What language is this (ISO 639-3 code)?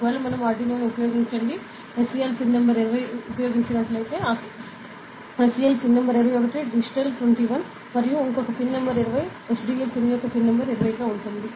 tel